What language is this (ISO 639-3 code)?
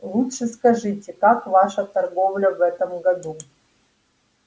rus